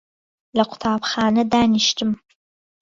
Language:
Central Kurdish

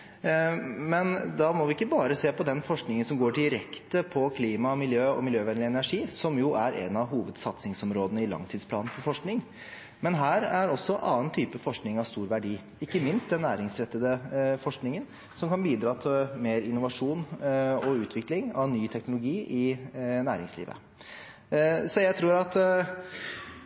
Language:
Norwegian Bokmål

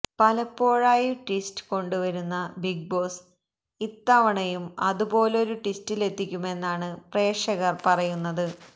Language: Malayalam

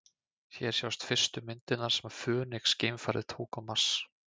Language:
Icelandic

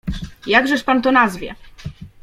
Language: Polish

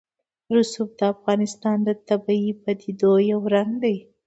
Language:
Pashto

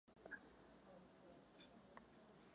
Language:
Czech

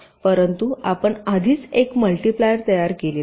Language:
Marathi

